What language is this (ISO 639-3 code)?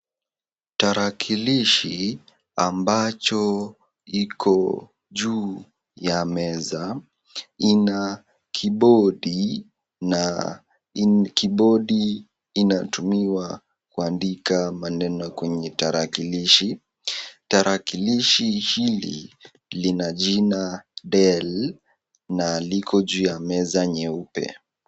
swa